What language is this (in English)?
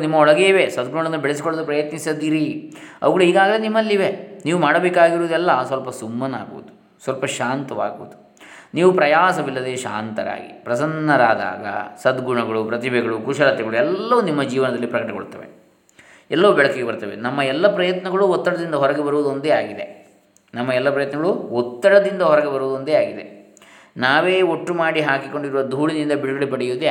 Kannada